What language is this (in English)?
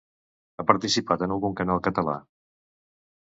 Catalan